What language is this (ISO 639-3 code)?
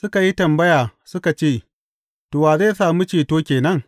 hau